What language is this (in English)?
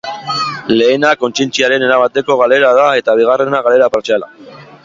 Basque